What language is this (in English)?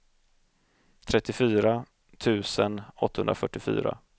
Swedish